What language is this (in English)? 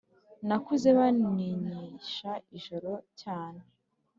Kinyarwanda